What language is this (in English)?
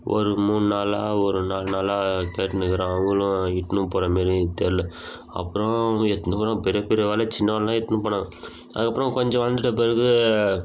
Tamil